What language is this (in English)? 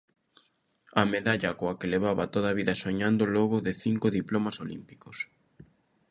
Galician